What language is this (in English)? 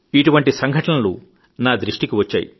Telugu